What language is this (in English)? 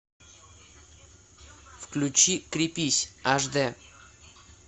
Russian